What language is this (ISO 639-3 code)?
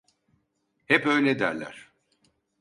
tur